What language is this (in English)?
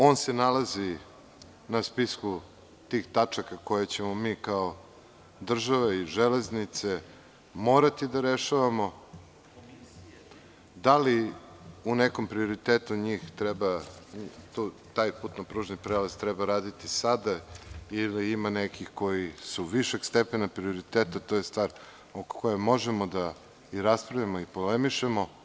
Serbian